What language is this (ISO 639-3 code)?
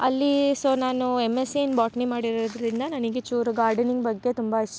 kan